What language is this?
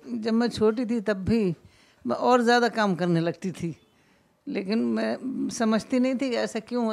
Urdu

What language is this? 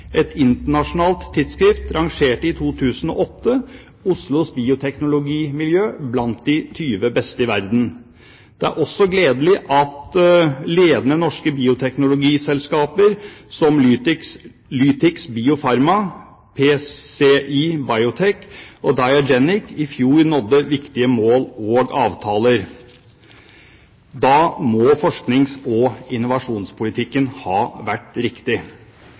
Norwegian Bokmål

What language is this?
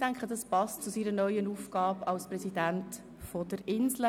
Swiss German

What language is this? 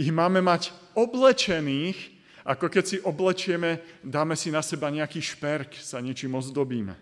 Slovak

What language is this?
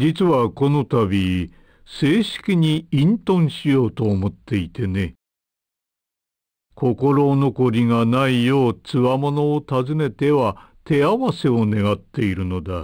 Japanese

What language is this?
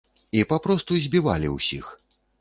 Belarusian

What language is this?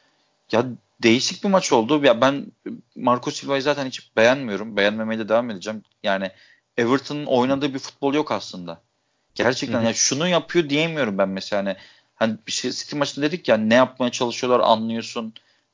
Turkish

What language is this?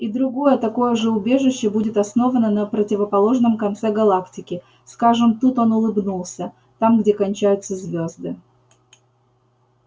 Russian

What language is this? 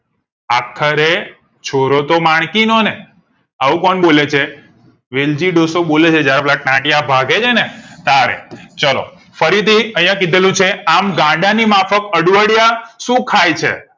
Gujarati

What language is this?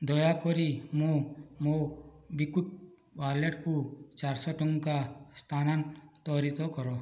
Odia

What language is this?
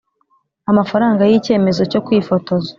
Kinyarwanda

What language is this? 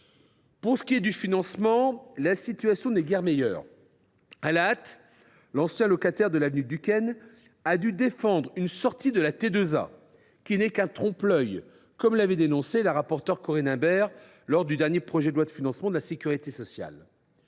French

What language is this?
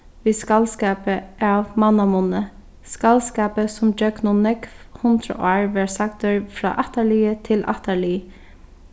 Faroese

